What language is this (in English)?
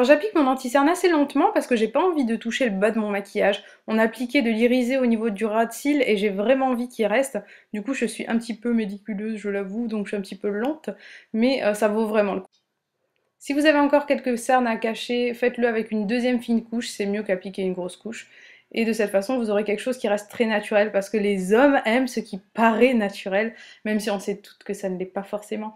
French